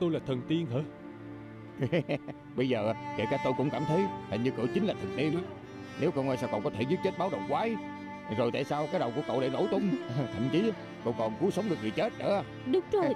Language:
Vietnamese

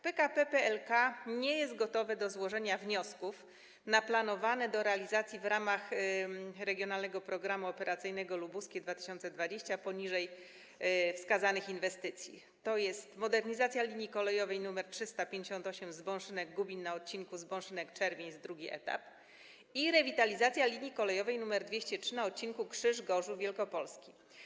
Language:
Polish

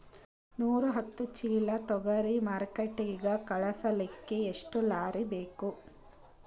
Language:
Kannada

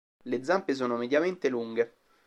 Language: Italian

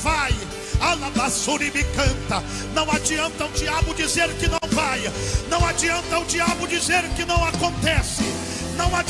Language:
Portuguese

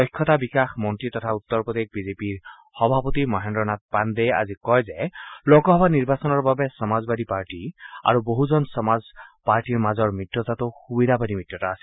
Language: Assamese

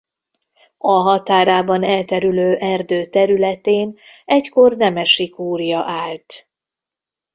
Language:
Hungarian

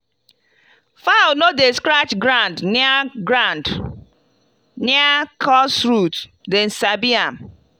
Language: Nigerian Pidgin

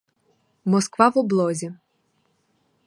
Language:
Ukrainian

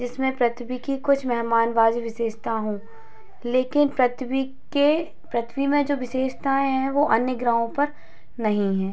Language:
Hindi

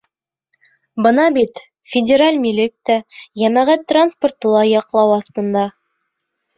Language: Bashkir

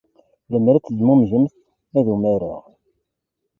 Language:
Kabyle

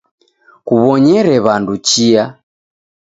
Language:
Taita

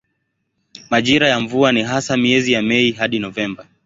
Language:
Swahili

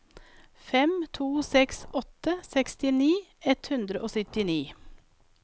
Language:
Norwegian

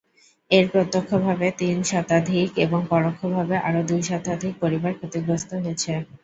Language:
Bangla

